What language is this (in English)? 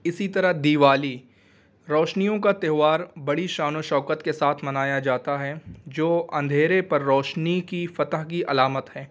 Urdu